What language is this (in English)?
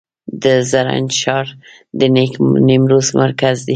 Pashto